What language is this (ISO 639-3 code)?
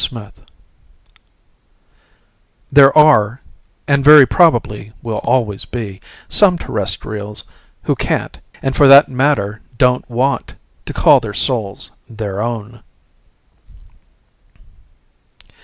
eng